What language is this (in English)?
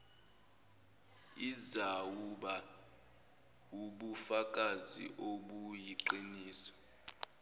Zulu